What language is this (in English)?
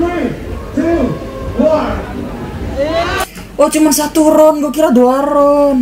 Indonesian